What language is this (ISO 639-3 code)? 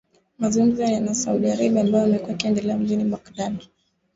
swa